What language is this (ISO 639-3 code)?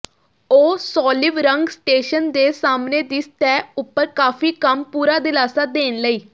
pan